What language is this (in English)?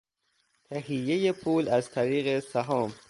Persian